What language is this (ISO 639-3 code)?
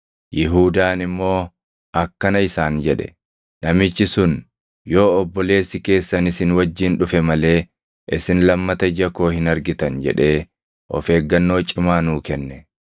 orm